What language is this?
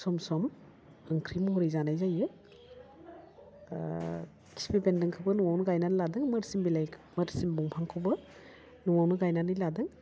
Bodo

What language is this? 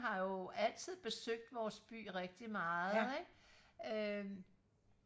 Danish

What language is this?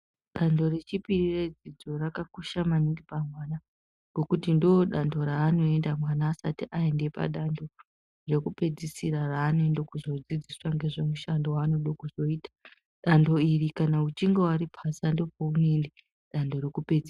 Ndau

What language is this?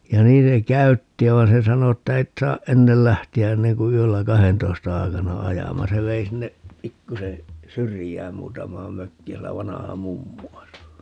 Finnish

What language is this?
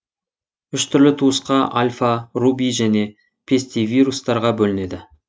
Kazakh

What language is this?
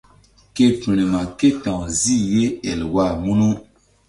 Mbum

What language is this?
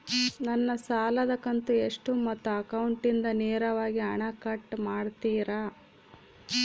Kannada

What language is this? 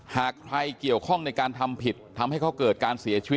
Thai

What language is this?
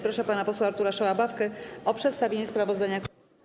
Polish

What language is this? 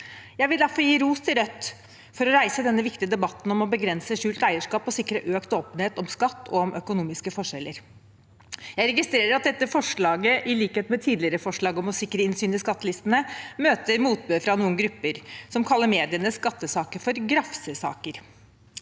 Norwegian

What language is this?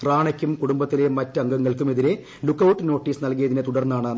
Malayalam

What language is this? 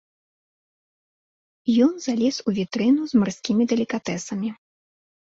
Belarusian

